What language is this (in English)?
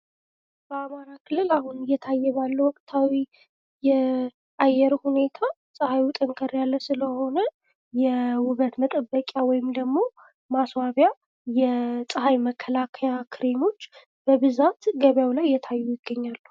Amharic